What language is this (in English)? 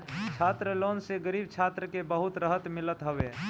Bhojpuri